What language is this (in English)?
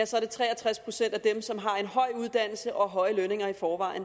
Danish